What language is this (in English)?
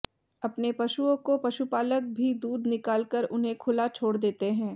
Hindi